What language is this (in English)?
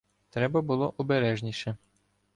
Ukrainian